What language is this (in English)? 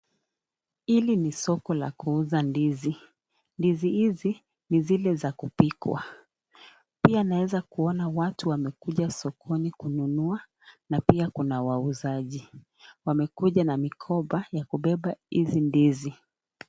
Swahili